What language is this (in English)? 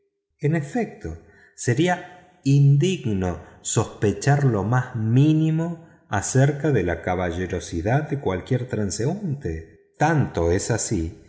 Spanish